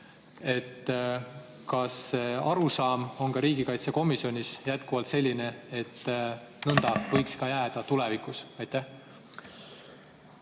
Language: Estonian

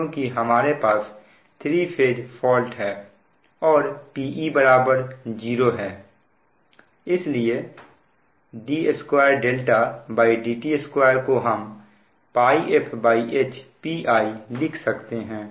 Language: Hindi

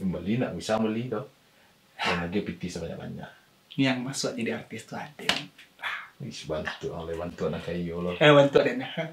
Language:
Indonesian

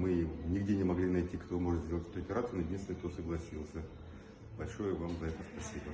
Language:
Russian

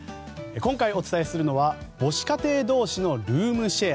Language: Japanese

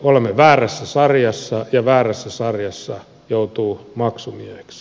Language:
Finnish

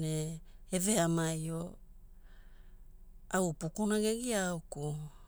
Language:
Hula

